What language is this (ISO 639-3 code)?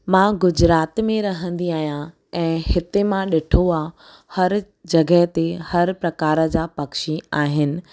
snd